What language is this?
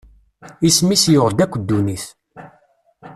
Kabyle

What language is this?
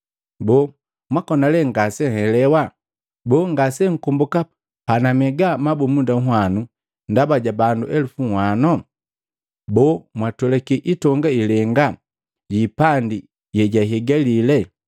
Matengo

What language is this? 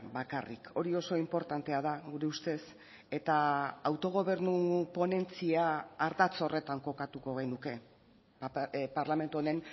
Basque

